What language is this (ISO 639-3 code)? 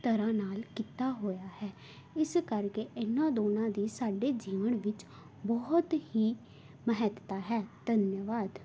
pan